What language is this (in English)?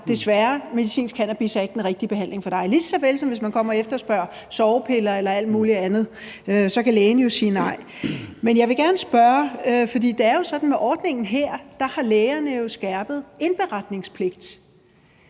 Danish